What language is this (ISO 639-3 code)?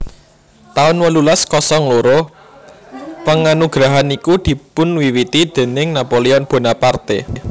jav